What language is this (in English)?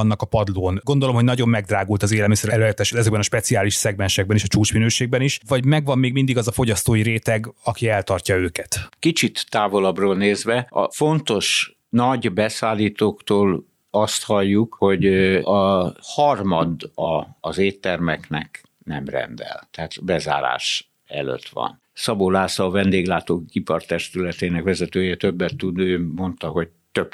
Hungarian